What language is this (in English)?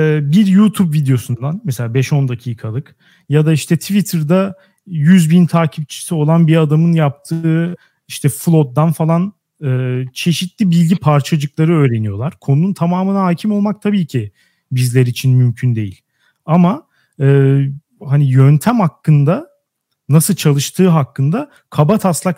Turkish